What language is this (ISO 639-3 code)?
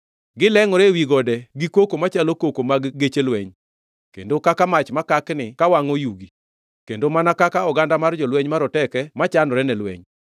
luo